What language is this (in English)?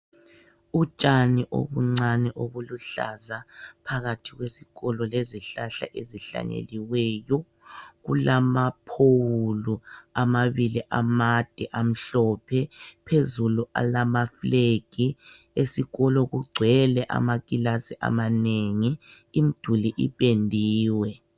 North Ndebele